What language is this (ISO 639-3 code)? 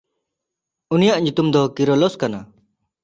sat